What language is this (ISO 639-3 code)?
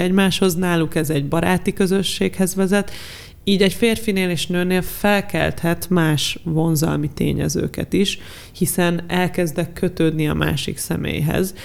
hun